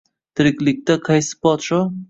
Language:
Uzbek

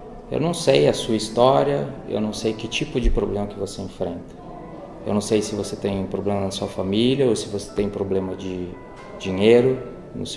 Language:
Portuguese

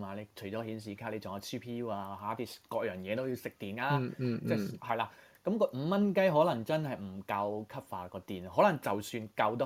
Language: Chinese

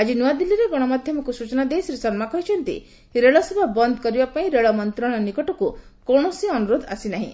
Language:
Odia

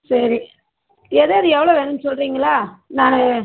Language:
Tamil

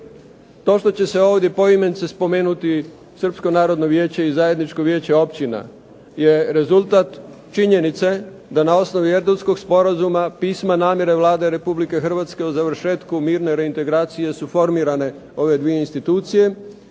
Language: Croatian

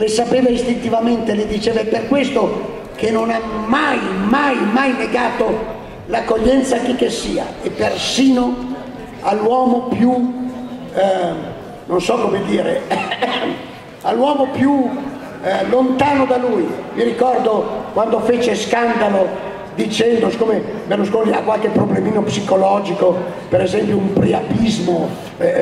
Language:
Italian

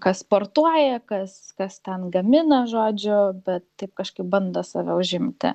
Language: Lithuanian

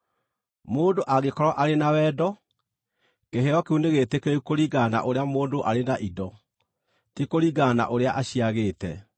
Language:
Kikuyu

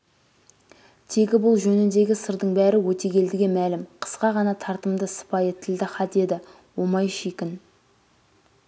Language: Kazakh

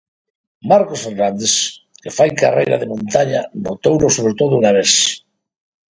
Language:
Galician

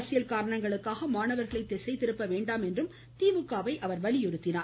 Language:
Tamil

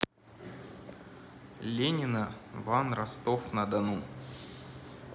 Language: Russian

